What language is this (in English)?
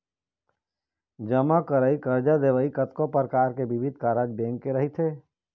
Chhattisgarhi